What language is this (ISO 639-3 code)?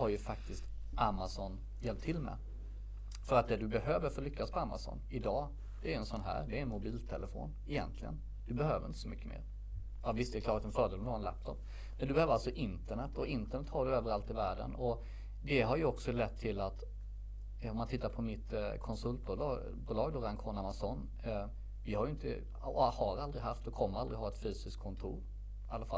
swe